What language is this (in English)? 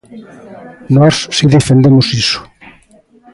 Galician